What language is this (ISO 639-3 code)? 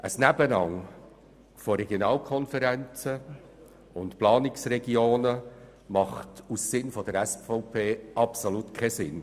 gsw